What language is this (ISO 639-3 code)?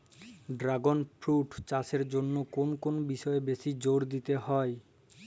ben